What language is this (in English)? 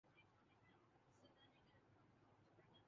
Urdu